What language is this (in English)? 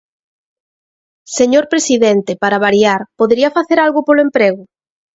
Galician